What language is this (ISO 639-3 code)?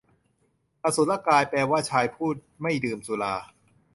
tha